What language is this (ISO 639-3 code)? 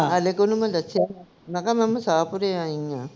pan